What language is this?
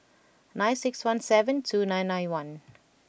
English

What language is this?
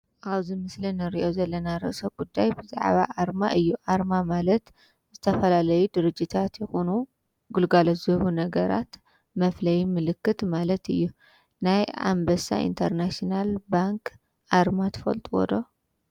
Tigrinya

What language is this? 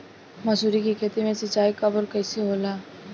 Bhojpuri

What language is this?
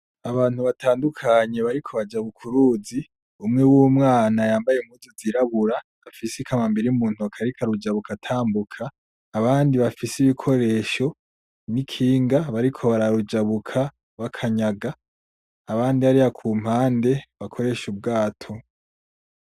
Rundi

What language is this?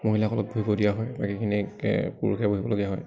Assamese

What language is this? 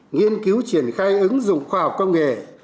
Vietnamese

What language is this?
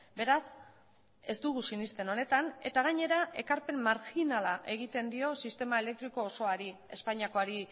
Basque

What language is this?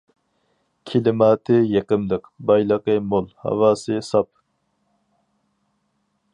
Uyghur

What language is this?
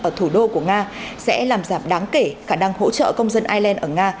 Vietnamese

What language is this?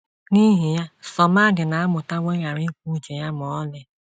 Igbo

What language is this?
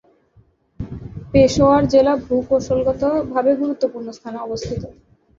Bangla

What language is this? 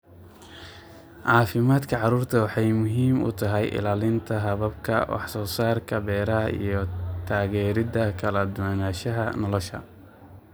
Somali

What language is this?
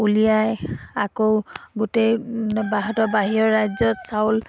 Assamese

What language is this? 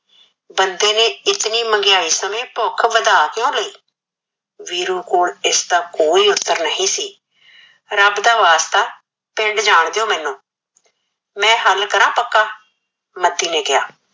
Punjabi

